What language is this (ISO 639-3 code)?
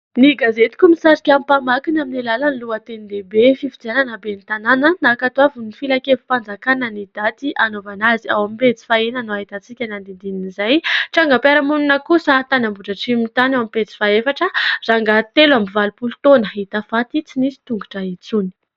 mlg